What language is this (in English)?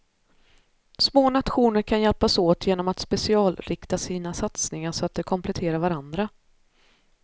Swedish